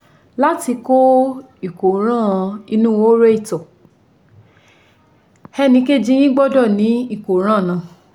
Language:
Yoruba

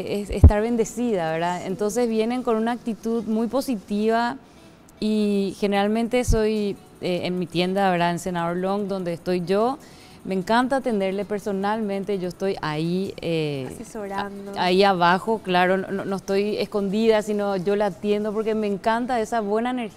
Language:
Spanish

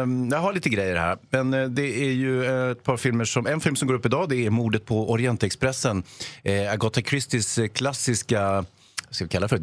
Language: Swedish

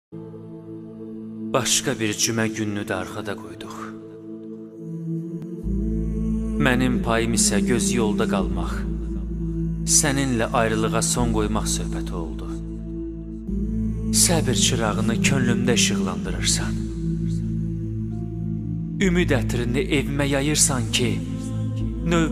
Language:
Turkish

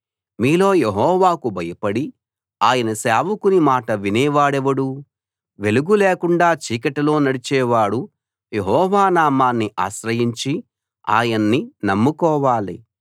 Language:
Telugu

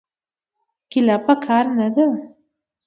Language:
Pashto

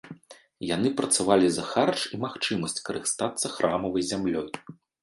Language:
Belarusian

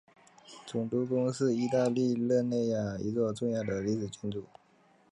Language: Chinese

